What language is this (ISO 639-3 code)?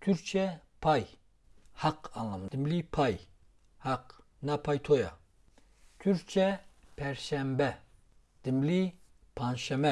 tur